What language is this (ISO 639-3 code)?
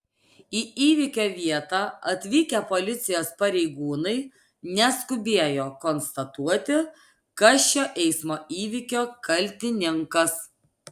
lit